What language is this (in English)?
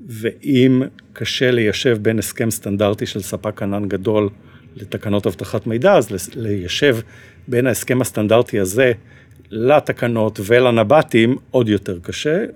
Hebrew